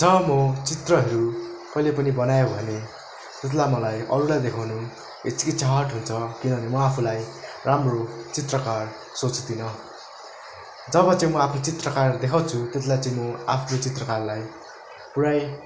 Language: Nepali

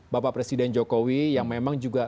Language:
Indonesian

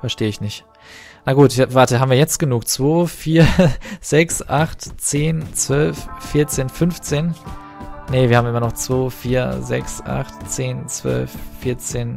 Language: German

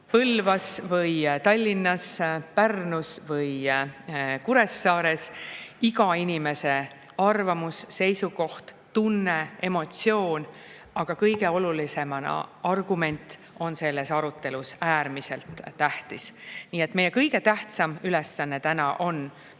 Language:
Estonian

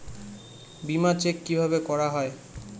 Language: Bangla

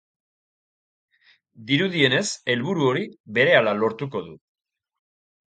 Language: Basque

